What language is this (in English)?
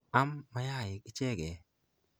Kalenjin